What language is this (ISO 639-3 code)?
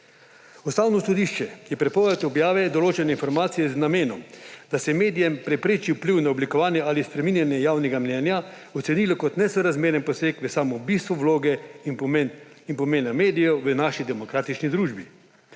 slv